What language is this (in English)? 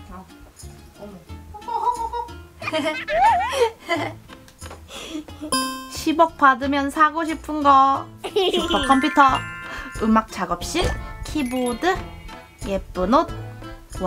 Korean